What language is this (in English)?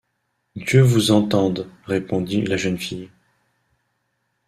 French